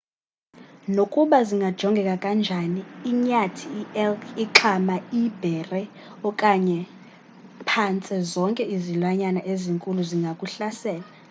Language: Xhosa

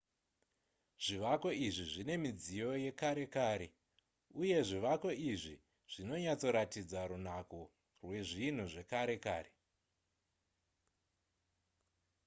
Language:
Shona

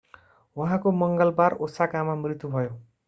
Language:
Nepali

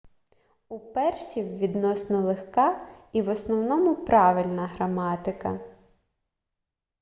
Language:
Ukrainian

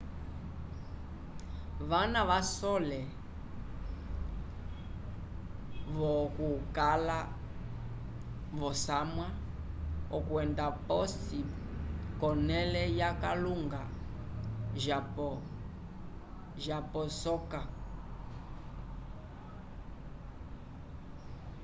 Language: Umbundu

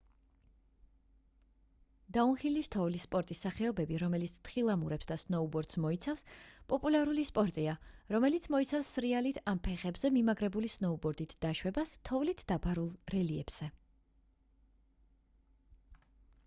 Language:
Georgian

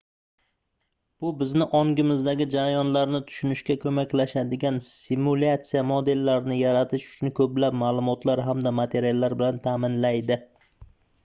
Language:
Uzbek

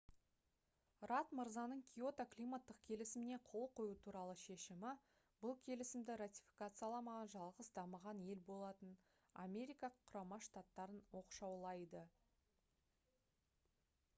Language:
Kazakh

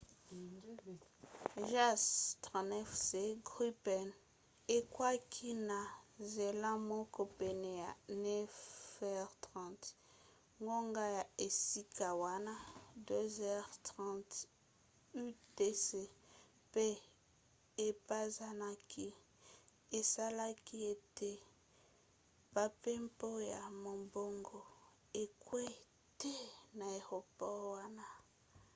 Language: Lingala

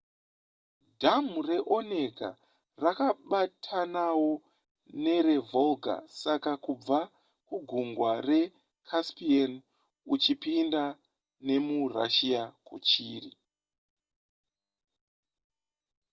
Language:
Shona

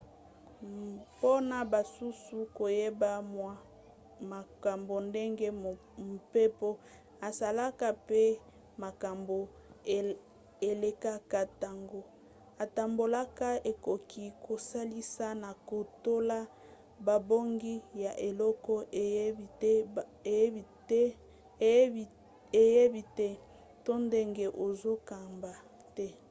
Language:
Lingala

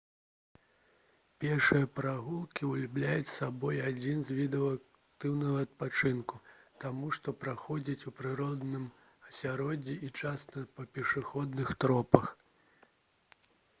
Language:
Belarusian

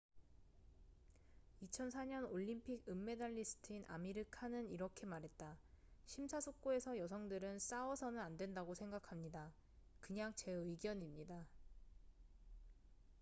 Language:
Korean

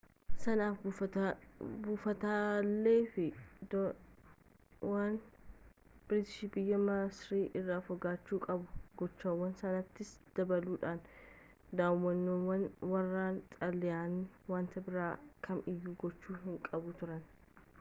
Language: Oromo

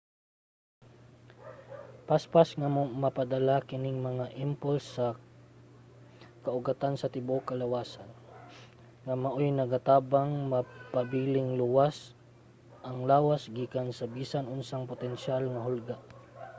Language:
Cebuano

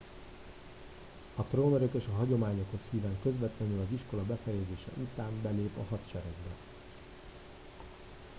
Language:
Hungarian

